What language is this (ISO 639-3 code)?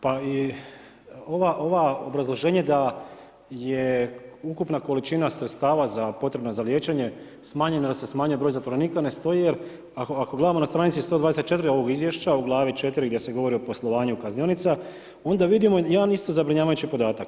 hrv